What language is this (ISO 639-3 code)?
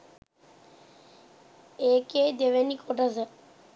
sin